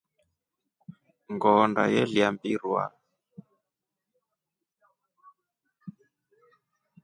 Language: Rombo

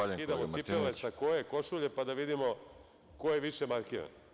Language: Serbian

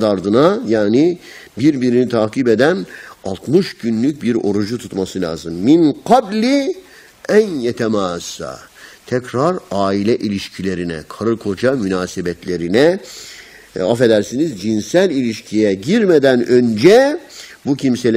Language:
Turkish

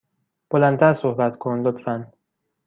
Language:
Persian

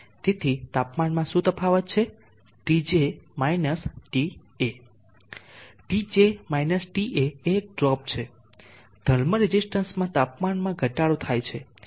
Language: Gujarati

